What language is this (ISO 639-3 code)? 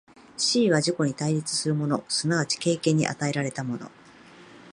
jpn